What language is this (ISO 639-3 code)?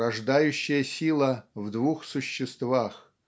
rus